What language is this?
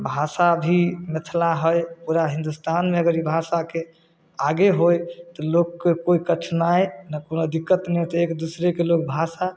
Maithili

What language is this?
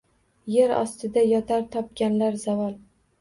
Uzbek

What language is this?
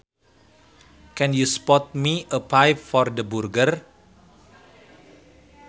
Sundanese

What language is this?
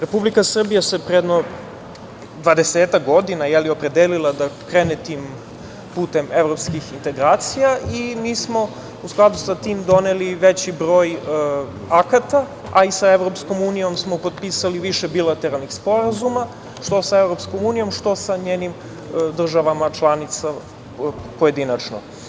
Serbian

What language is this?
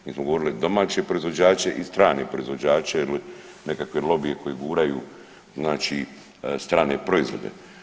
Croatian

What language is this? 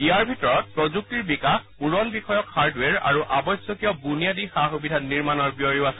Assamese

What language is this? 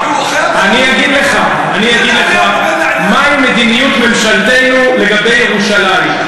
Hebrew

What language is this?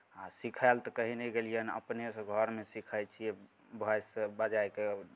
Maithili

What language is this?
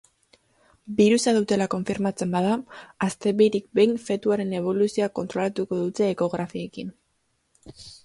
Basque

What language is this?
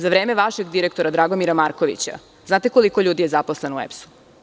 Serbian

